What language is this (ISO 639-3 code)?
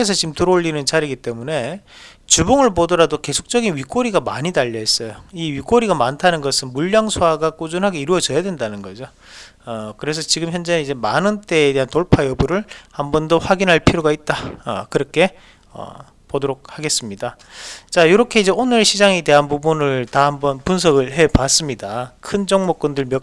kor